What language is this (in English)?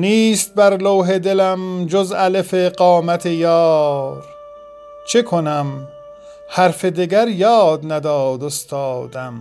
Persian